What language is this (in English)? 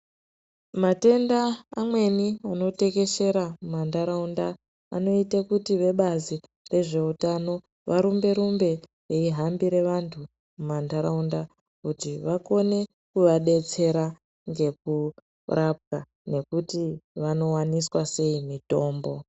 Ndau